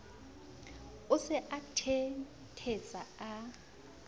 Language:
Southern Sotho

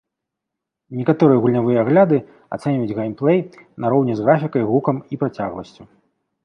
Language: Belarusian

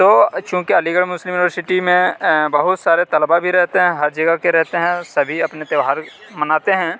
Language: Urdu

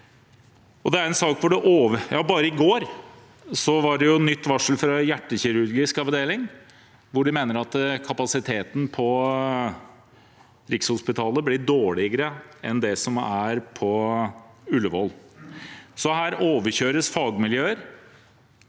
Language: Norwegian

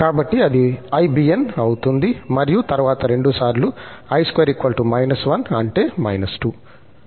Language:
Telugu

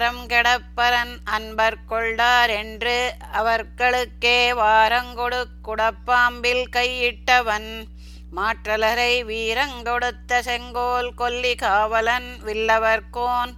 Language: Tamil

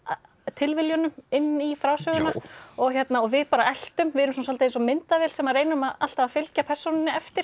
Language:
Icelandic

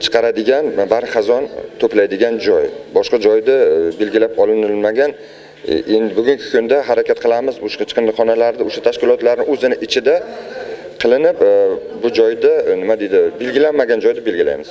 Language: Russian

